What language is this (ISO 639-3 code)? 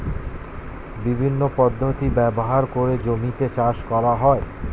ben